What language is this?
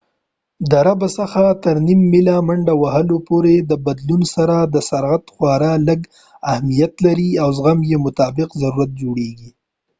Pashto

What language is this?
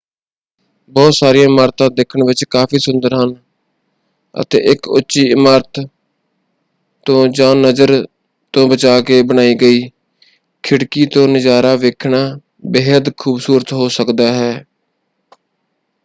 Punjabi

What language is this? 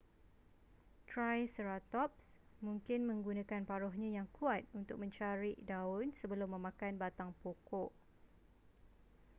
Malay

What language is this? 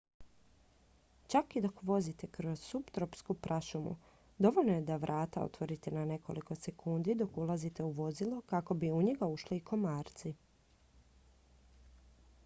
Croatian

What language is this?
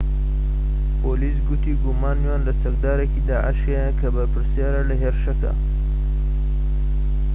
Central Kurdish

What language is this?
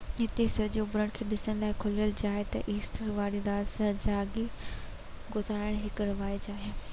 Sindhi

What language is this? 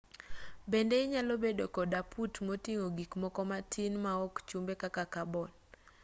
Luo (Kenya and Tanzania)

